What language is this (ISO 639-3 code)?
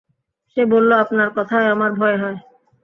ben